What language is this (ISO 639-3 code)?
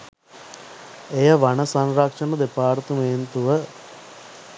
sin